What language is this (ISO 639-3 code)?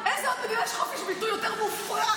heb